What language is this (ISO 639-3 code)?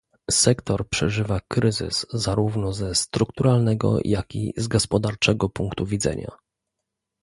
pol